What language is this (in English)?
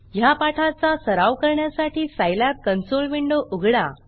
Marathi